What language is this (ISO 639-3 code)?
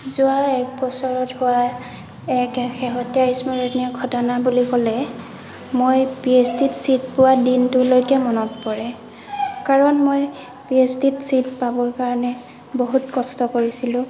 asm